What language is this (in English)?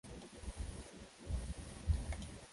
Swahili